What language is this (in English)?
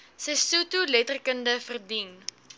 Afrikaans